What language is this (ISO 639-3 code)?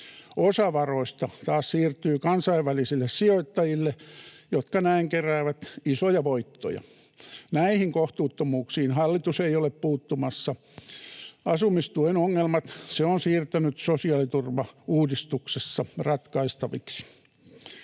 fin